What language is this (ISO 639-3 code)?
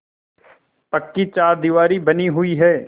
hin